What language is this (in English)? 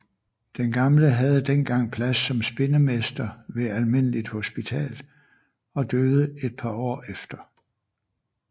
Danish